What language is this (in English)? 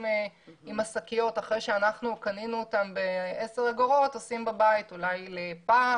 Hebrew